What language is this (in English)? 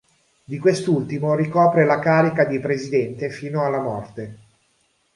Italian